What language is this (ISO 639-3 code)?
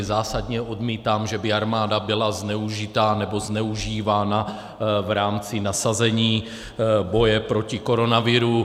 ces